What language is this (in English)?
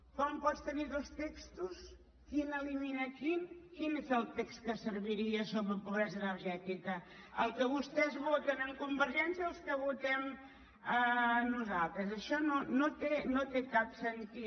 Catalan